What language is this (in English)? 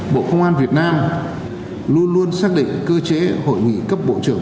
Vietnamese